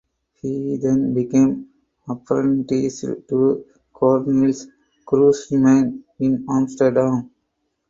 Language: English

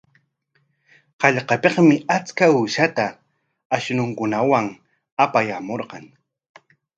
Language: Corongo Ancash Quechua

